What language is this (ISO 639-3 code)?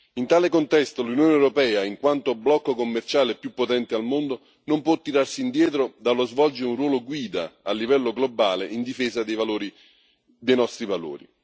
ita